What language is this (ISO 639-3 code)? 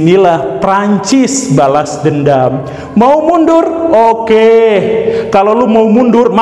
ind